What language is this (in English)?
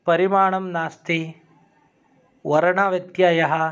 Sanskrit